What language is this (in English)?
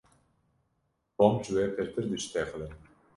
Kurdish